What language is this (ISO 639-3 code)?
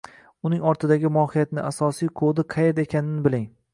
uzb